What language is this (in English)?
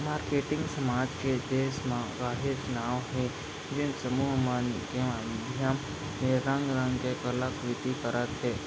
Chhattisgarhi